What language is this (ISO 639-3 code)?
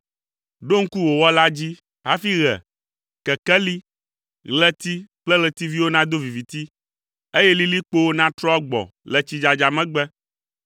ewe